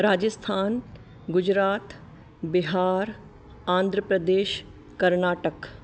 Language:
Sindhi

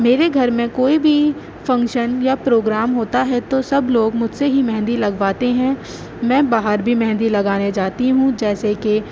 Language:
Urdu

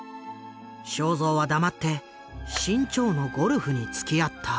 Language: Japanese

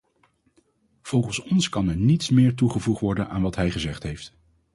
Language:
Dutch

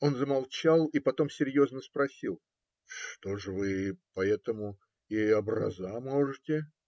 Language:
Russian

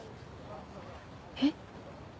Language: Japanese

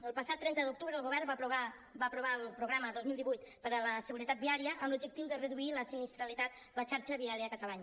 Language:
Catalan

